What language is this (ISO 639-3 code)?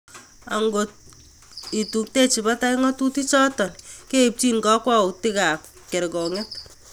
kln